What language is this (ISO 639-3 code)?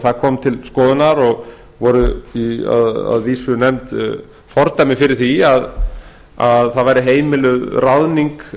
isl